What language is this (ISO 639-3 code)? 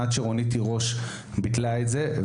heb